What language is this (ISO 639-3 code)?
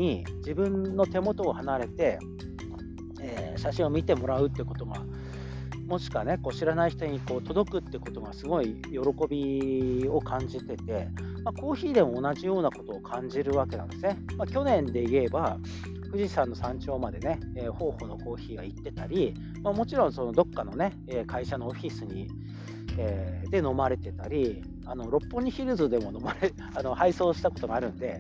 jpn